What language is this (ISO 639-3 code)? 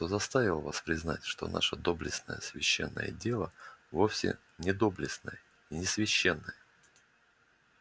rus